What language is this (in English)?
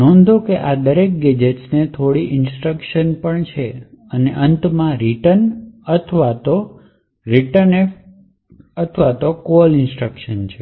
Gujarati